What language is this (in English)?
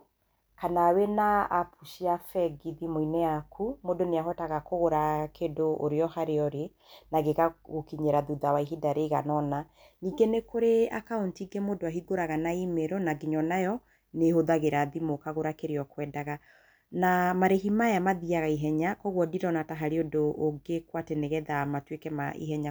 Kikuyu